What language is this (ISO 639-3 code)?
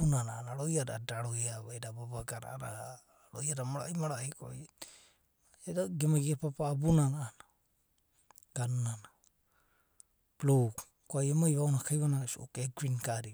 kbt